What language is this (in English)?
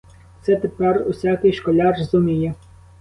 Ukrainian